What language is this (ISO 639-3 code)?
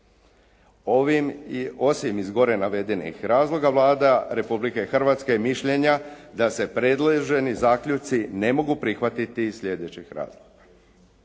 hrv